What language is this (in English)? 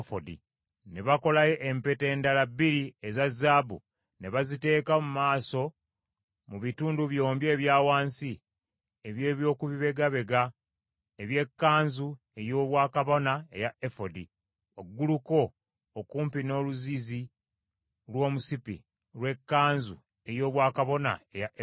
Ganda